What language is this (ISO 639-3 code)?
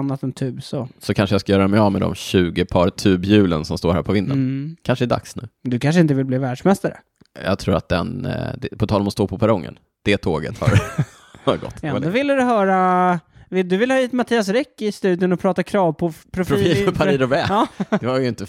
swe